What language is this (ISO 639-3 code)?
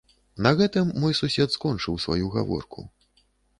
bel